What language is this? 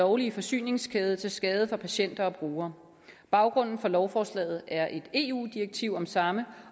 Danish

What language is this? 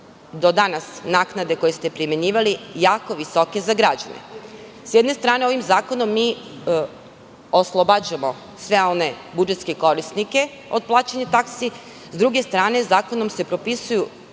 Serbian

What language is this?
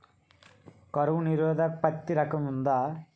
Telugu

